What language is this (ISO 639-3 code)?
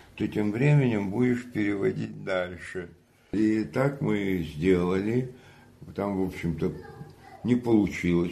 rus